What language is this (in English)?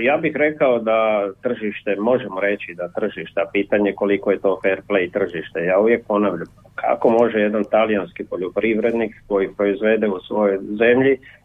Croatian